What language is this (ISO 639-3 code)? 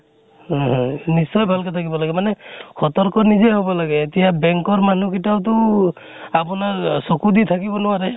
asm